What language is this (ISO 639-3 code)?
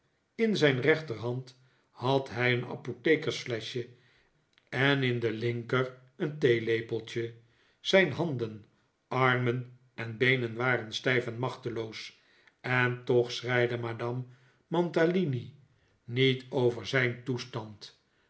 nld